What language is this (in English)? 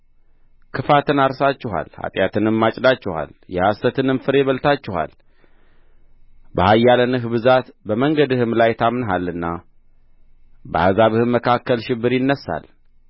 Amharic